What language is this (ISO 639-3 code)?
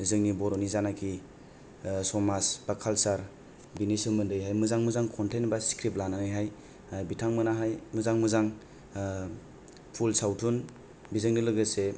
brx